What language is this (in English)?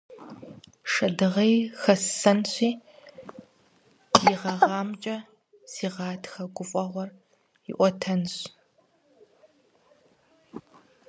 Kabardian